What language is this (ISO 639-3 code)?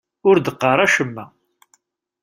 kab